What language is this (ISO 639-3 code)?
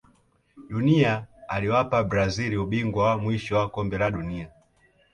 swa